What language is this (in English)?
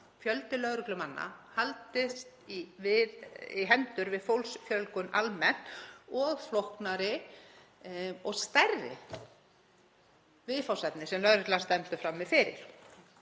Icelandic